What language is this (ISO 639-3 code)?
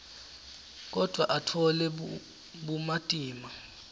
ssw